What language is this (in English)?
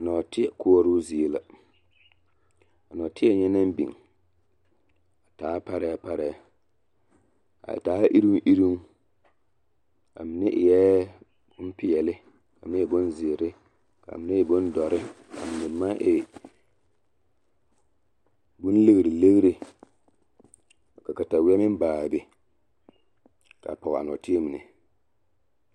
Southern Dagaare